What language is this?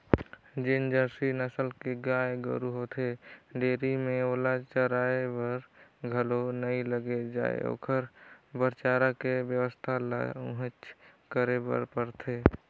Chhattisgarhi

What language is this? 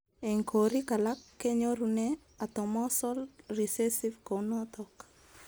Kalenjin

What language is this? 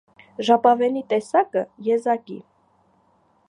Armenian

